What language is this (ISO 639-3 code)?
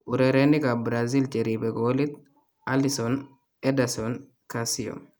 kln